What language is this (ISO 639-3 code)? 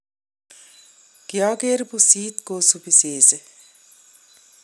kln